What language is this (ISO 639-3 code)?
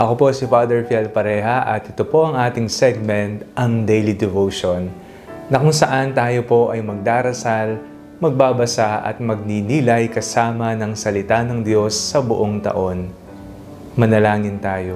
fil